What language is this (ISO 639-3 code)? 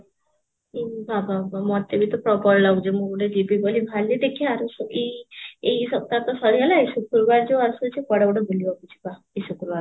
ori